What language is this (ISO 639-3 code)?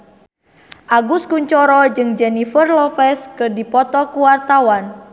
sun